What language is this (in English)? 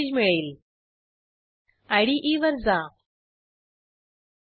Marathi